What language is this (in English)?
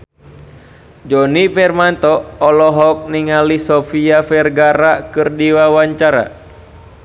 Sundanese